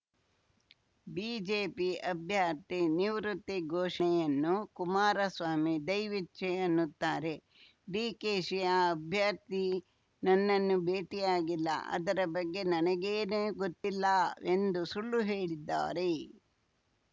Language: Kannada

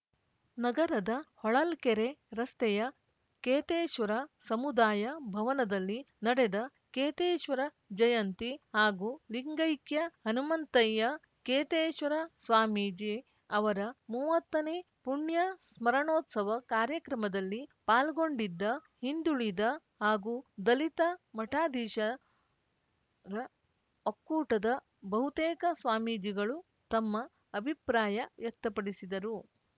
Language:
Kannada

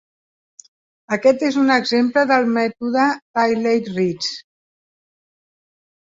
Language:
Catalan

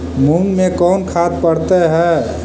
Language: Magahi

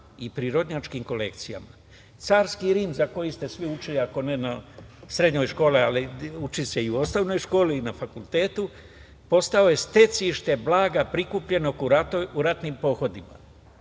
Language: Serbian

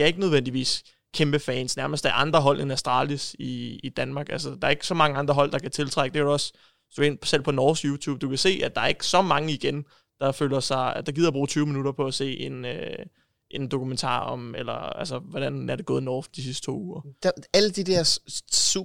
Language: Danish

